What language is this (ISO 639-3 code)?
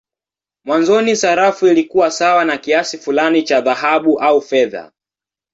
swa